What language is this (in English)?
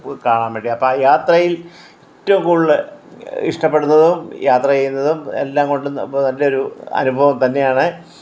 Malayalam